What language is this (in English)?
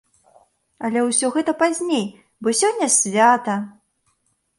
Belarusian